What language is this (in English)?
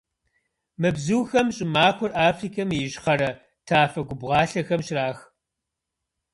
Kabardian